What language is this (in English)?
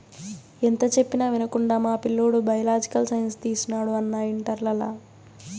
Telugu